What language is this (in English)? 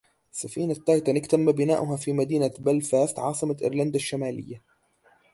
Arabic